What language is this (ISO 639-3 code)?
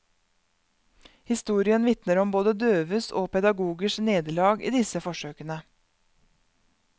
nor